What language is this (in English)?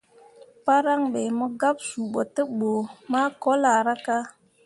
Mundang